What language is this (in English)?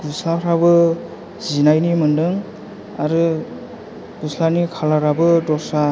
Bodo